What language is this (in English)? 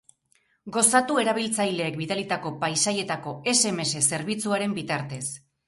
Basque